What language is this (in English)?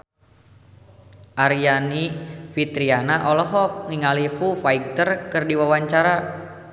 Sundanese